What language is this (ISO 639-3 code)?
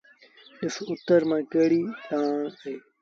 sbn